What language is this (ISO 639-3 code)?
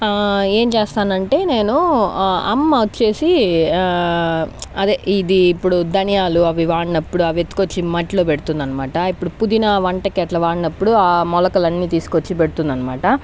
tel